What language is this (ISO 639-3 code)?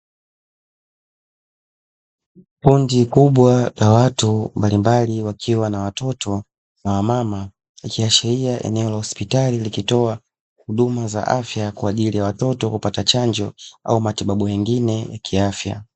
swa